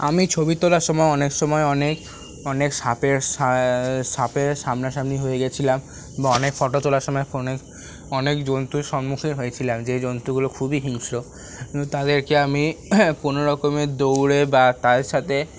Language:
Bangla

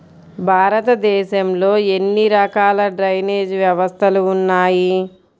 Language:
Telugu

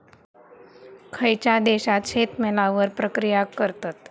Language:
Marathi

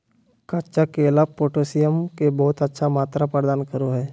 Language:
Magahi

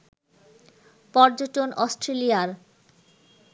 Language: Bangla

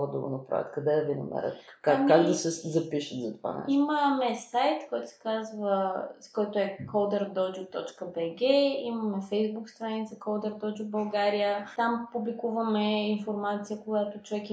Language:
Bulgarian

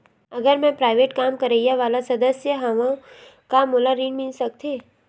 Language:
Chhattisgarhi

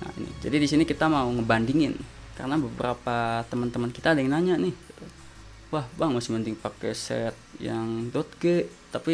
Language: Indonesian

